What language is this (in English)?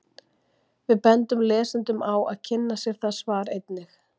Icelandic